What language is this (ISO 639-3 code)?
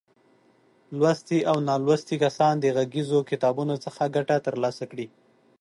pus